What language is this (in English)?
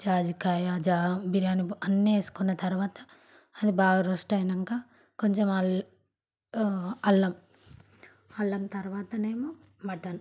Telugu